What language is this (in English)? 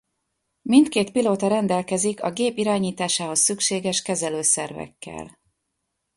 Hungarian